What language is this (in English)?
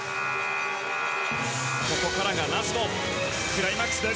Japanese